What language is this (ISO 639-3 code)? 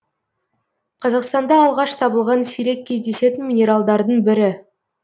kaz